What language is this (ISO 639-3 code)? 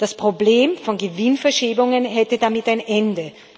deu